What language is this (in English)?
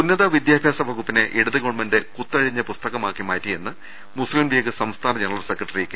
Malayalam